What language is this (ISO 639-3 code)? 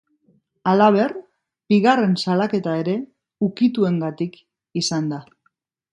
eus